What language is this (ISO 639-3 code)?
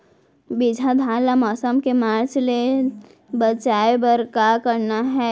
hne